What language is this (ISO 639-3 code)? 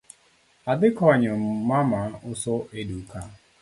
luo